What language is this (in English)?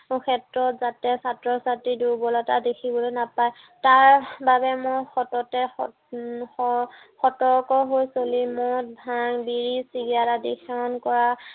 Assamese